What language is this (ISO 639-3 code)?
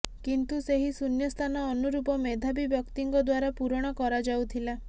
ori